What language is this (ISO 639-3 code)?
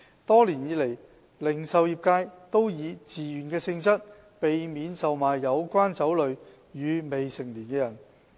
yue